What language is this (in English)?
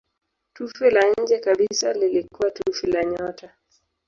Swahili